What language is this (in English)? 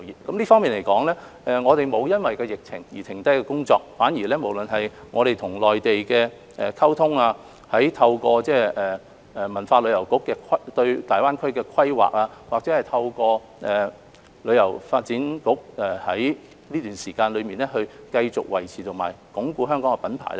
Cantonese